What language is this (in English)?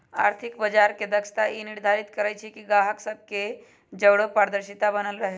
Magahi